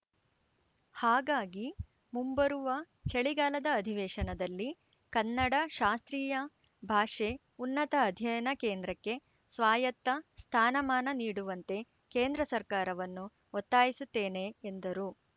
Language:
Kannada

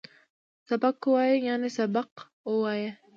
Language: Pashto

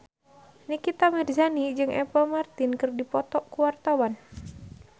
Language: Sundanese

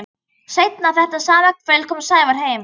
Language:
Icelandic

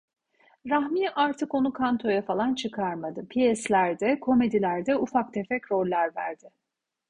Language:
Turkish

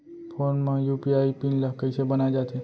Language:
Chhattisgarhi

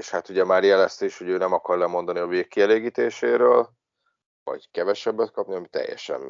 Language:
Hungarian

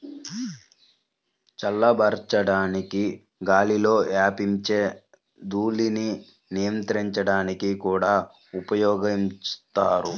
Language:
Telugu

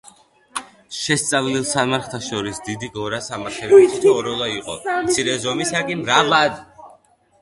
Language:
Georgian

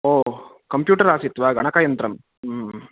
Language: Sanskrit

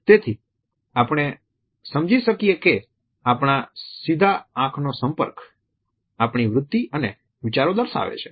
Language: Gujarati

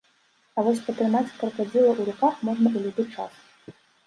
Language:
Belarusian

